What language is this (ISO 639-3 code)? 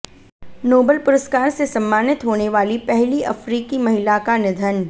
hin